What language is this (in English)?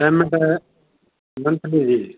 Punjabi